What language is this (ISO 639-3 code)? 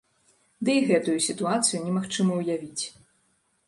bel